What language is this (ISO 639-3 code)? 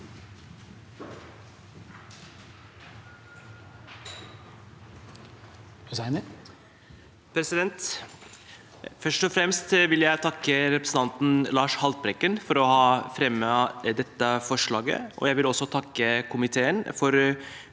nor